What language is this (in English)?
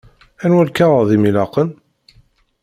Kabyle